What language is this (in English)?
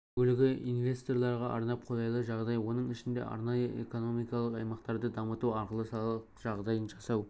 Kazakh